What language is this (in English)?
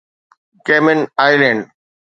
Sindhi